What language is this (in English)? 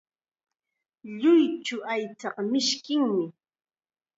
Chiquián Ancash Quechua